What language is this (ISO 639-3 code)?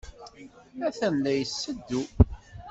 kab